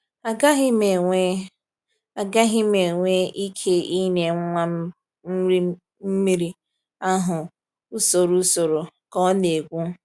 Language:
Igbo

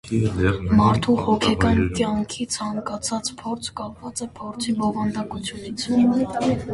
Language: Armenian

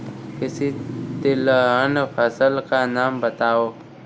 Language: Hindi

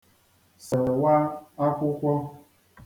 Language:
Igbo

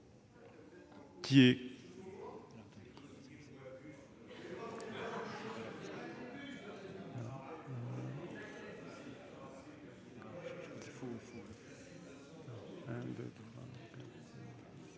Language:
French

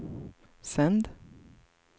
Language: Swedish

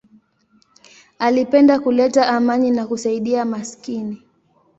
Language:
Swahili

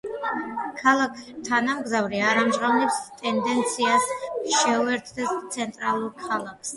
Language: Georgian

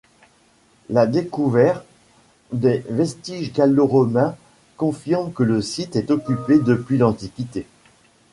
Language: French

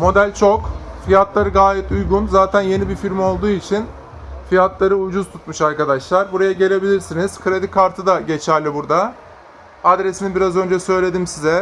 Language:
Turkish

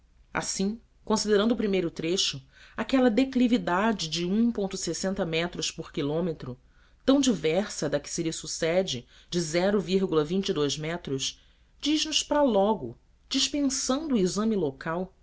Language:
Portuguese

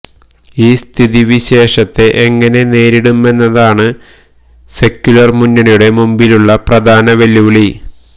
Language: Malayalam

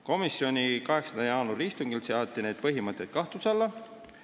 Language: Estonian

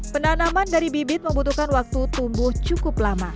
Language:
Indonesian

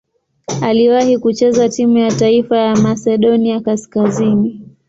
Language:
Swahili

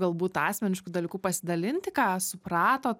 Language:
Lithuanian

